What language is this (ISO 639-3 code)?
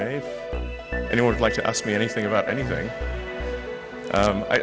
ind